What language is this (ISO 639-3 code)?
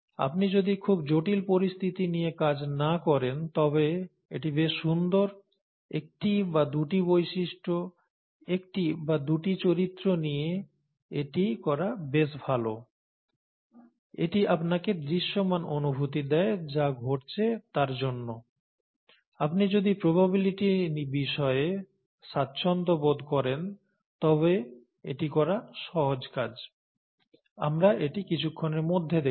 ben